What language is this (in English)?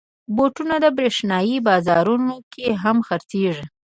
Pashto